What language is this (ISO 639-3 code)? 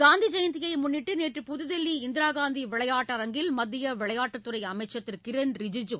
tam